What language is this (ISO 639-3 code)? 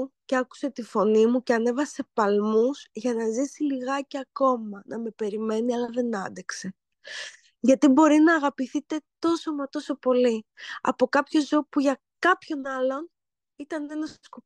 ell